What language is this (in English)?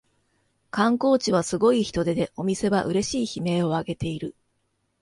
Japanese